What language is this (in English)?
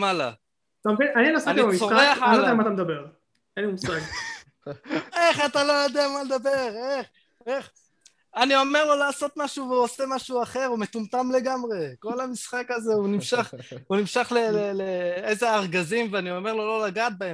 Hebrew